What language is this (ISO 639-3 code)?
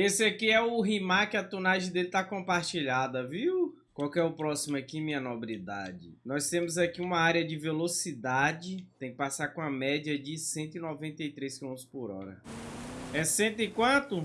por